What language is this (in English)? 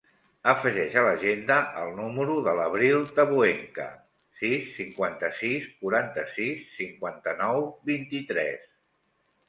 Catalan